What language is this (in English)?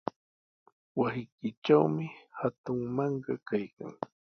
Sihuas Ancash Quechua